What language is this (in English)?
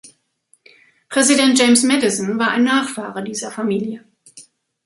German